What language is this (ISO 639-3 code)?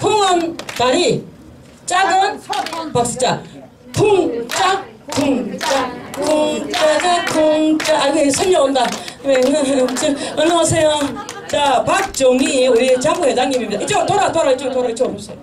kor